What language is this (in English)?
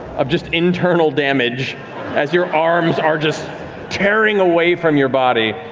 English